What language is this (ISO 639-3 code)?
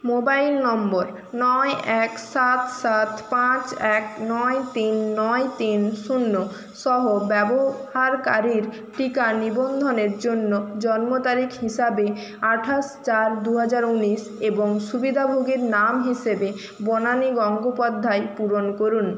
ben